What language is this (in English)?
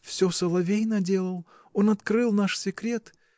Russian